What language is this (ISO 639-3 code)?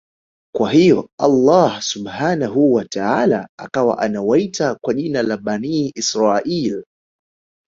swa